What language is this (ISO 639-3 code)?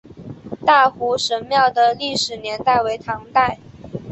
zho